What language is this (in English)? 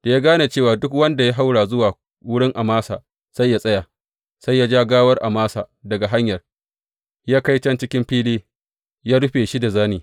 Hausa